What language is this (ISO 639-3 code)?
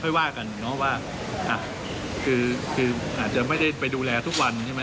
tha